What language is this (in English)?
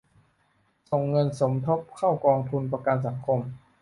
Thai